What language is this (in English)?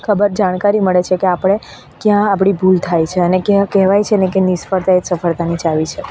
Gujarati